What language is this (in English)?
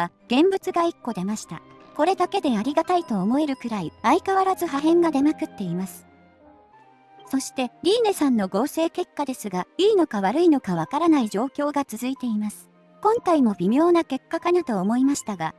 Japanese